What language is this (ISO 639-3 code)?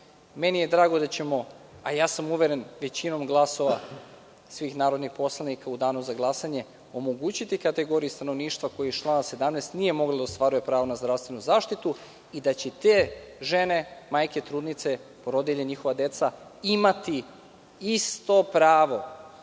srp